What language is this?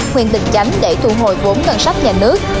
Vietnamese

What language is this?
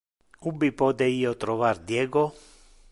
Interlingua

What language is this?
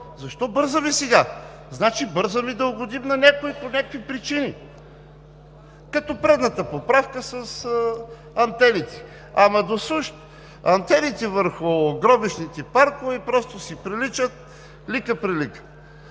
Bulgarian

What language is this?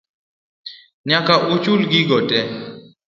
Luo (Kenya and Tanzania)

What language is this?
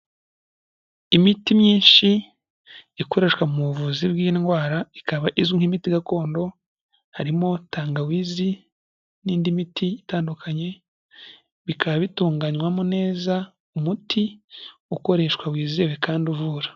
Kinyarwanda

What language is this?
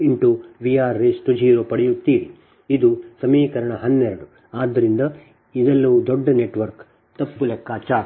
Kannada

